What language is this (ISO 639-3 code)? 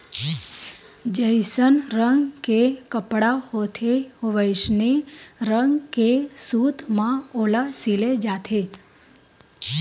hne